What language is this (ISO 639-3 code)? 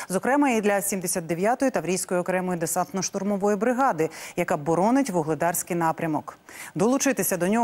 ukr